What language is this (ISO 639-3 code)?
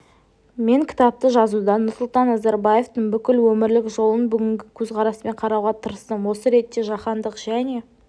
kaz